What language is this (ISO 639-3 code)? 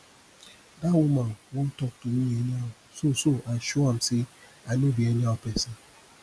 pcm